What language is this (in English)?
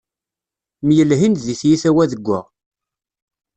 Kabyle